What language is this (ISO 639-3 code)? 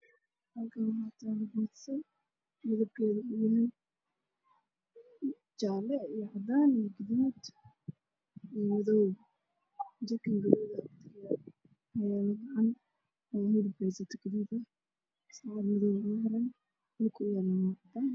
som